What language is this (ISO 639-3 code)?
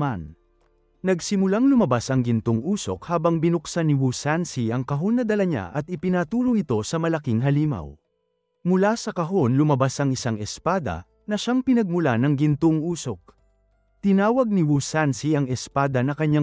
fil